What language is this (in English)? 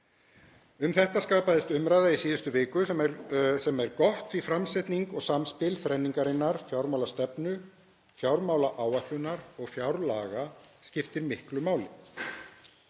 Icelandic